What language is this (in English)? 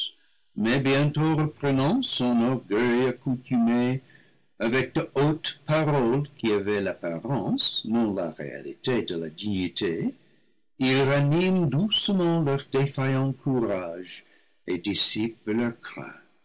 French